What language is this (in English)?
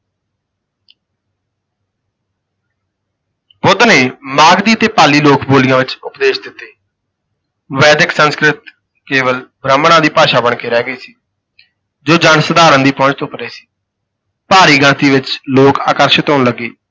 Punjabi